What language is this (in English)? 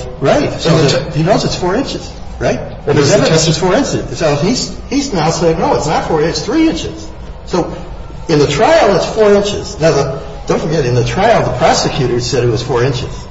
English